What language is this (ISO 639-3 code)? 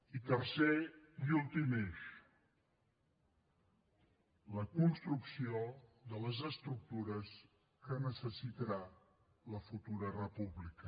cat